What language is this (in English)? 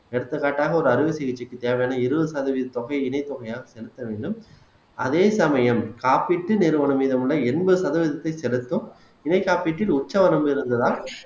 Tamil